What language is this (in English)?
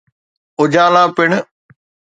Sindhi